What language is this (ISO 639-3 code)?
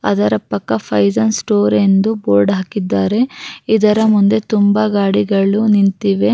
kan